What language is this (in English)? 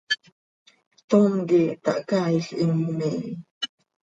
Seri